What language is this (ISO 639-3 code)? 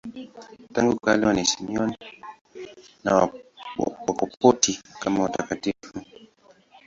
swa